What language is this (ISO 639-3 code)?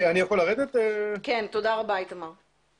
heb